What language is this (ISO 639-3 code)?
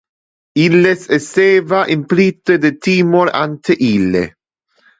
ina